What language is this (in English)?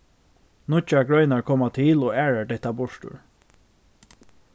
Faroese